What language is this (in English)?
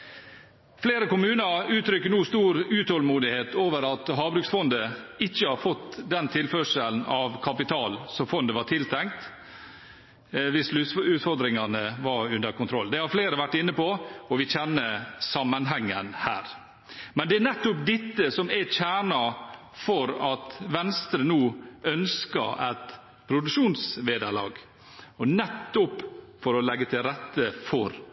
Norwegian Bokmål